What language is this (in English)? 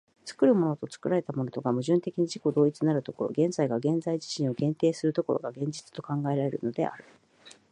Japanese